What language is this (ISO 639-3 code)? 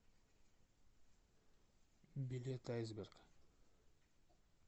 rus